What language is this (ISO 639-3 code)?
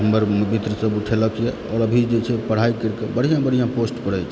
mai